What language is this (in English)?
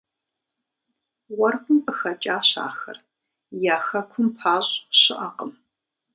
Kabardian